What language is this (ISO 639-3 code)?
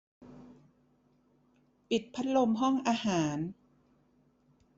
tha